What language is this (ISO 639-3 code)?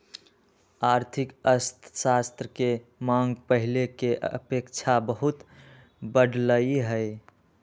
mag